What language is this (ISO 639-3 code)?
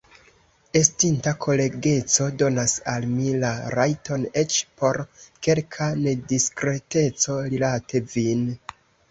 epo